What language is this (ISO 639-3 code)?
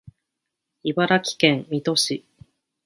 jpn